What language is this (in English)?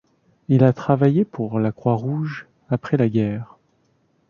French